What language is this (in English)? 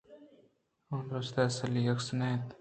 Eastern Balochi